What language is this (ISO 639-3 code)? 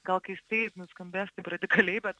lit